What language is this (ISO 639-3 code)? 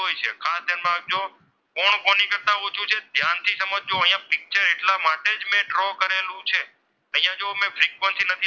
guj